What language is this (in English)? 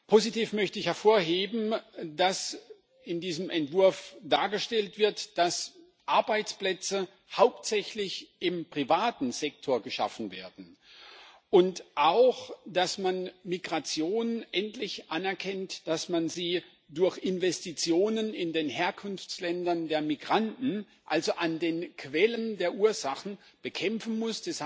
German